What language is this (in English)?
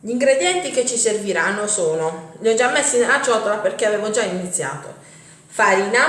Italian